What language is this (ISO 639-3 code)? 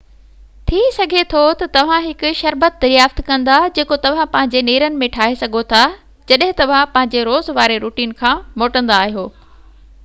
snd